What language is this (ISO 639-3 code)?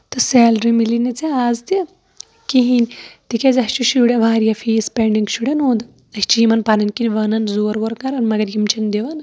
kas